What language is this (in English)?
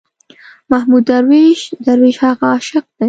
Pashto